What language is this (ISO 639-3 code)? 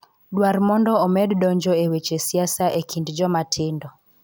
luo